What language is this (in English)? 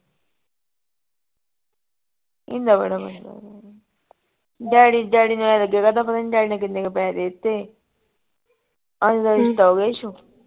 Punjabi